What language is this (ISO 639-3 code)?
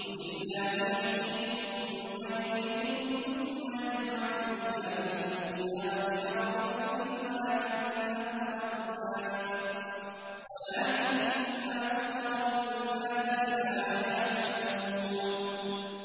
ara